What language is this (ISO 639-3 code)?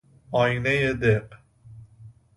fas